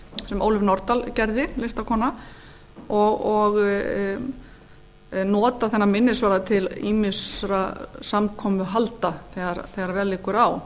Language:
Icelandic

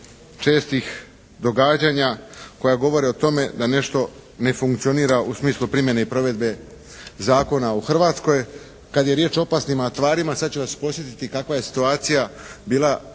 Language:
Croatian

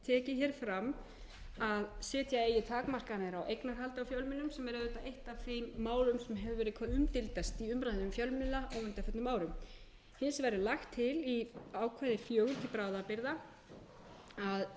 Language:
Icelandic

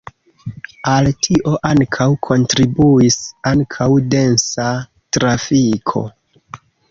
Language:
Esperanto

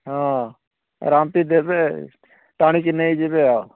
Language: Odia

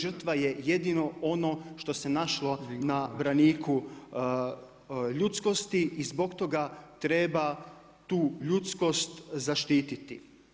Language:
Croatian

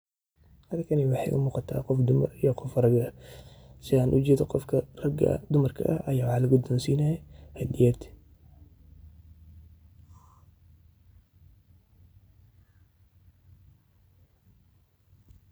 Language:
Somali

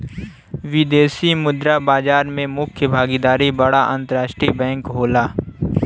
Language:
Bhojpuri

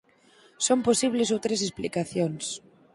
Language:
Galician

